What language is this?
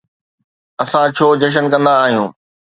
Sindhi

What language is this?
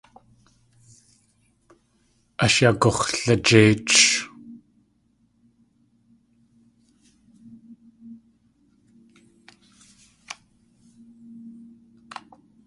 Tlingit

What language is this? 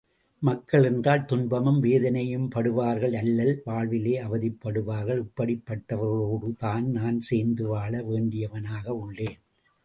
Tamil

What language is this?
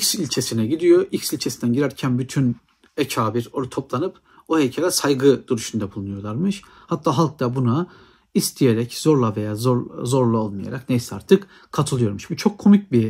Turkish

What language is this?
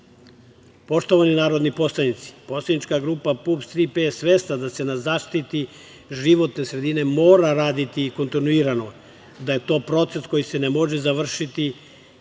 Serbian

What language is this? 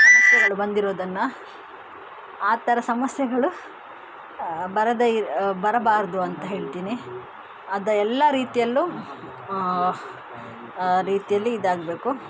Kannada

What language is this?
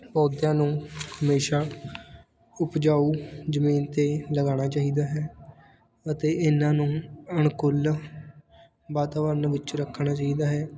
Punjabi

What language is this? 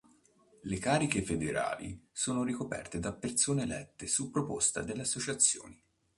Italian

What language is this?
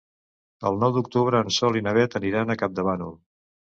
Catalan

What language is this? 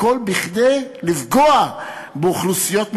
Hebrew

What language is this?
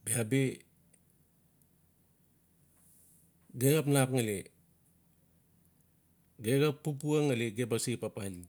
Notsi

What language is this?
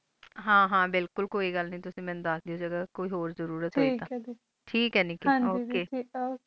Punjabi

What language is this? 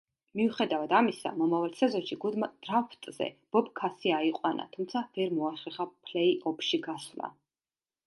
Georgian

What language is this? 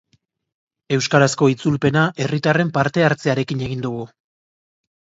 Basque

